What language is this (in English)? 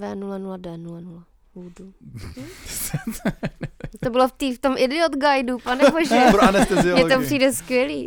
Czech